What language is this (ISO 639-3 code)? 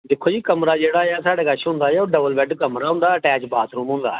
doi